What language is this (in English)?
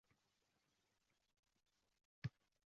Uzbek